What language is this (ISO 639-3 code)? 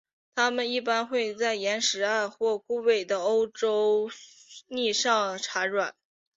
zho